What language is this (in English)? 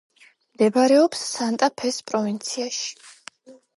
Georgian